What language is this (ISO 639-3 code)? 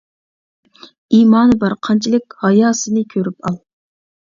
uig